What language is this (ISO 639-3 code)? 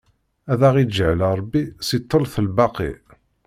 kab